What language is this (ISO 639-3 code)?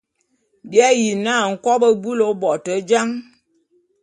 bum